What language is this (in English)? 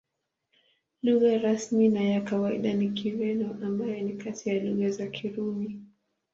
Swahili